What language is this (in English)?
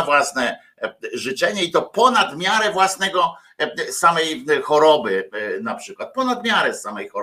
Polish